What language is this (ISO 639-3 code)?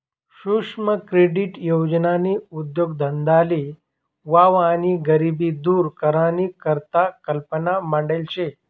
mar